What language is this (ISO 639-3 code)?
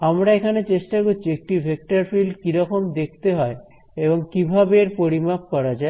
ben